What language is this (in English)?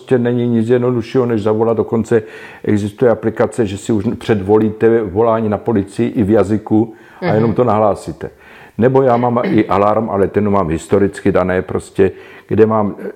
Czech